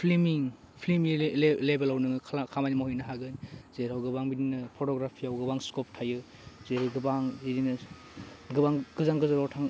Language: Bodo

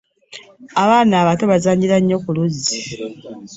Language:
Ganda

